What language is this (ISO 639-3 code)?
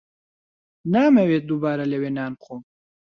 ckb